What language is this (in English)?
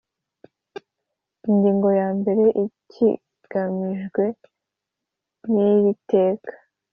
Kinyarwanda